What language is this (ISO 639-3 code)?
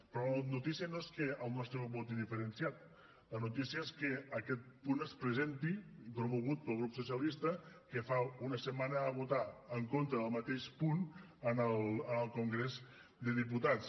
cat